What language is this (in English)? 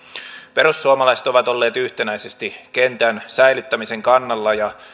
Finnish